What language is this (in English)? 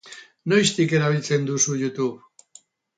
Basque